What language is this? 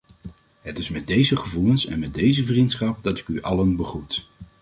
Dutch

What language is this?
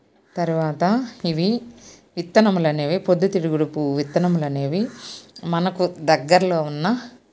Telugu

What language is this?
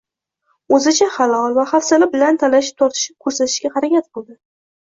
Uzbek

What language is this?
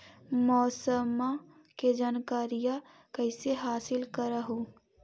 Magahi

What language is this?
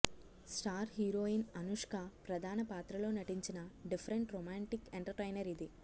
Telugu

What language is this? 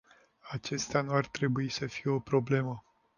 Romanian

